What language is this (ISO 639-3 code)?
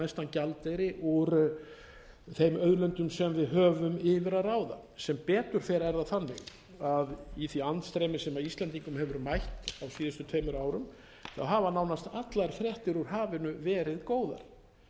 isl